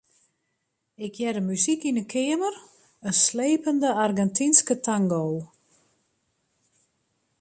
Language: Western Frisian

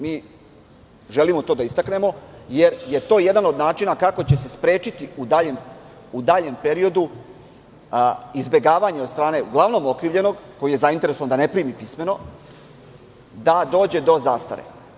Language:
Serbian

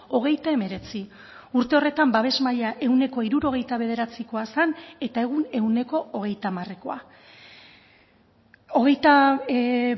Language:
Basque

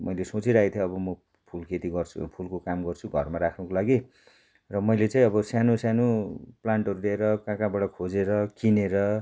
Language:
Nepali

